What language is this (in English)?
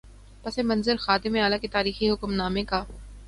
Urdu